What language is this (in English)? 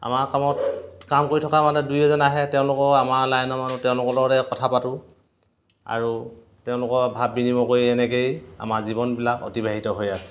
Assamese